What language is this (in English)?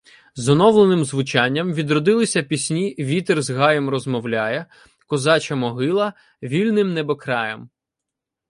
Ukrainian